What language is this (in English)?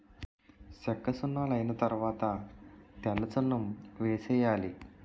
Telugu